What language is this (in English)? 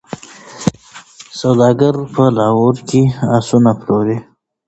Pashto